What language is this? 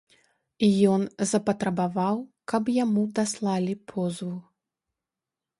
Belarusian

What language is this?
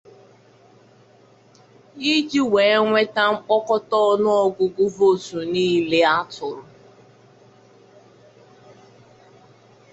Igbo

